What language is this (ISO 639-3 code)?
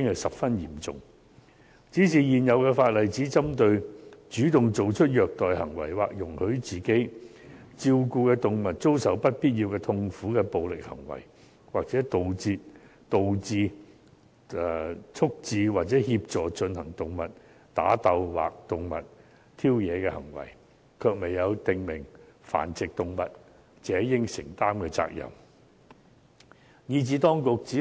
yue